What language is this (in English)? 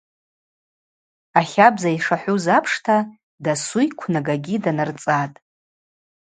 Abaza